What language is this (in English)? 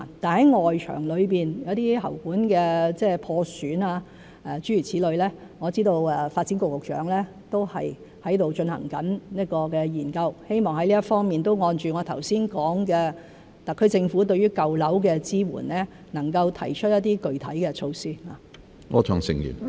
Cantonese